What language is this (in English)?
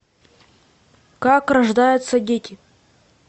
Russian